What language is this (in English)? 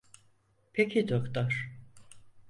Turkish